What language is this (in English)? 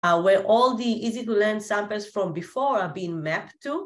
Hebrew